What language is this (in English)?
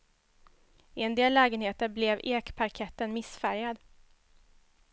Swedish